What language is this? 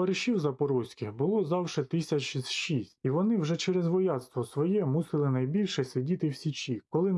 Ukrainian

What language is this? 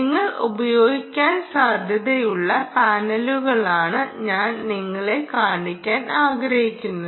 Malayalam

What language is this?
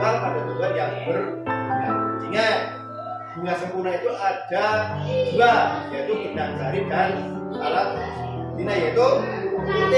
Indonesian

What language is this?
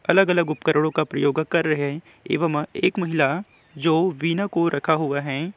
Hindi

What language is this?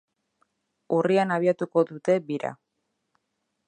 Basque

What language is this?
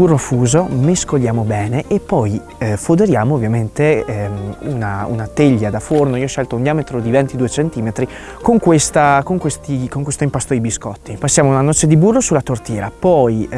Italian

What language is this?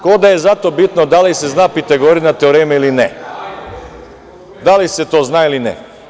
Serbian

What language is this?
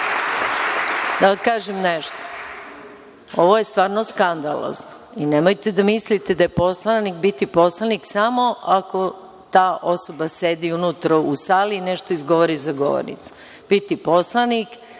Serbian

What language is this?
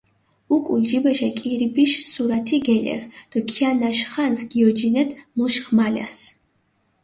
Mingrelian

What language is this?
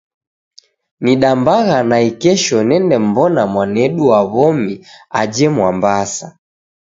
Taita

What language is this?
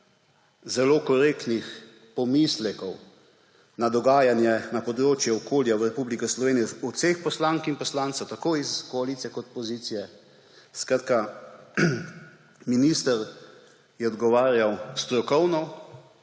Slovenian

